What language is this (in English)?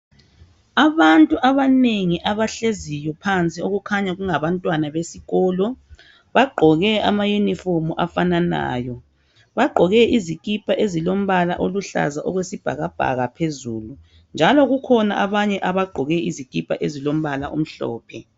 North Ndebele